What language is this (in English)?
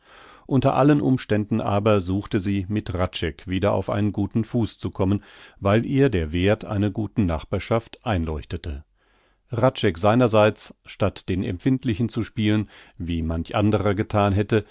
German